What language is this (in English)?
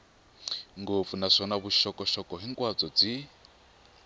Tsonga